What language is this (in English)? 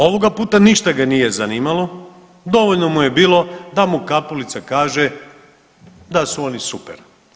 Croatian